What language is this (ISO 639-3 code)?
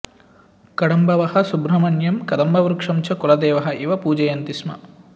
san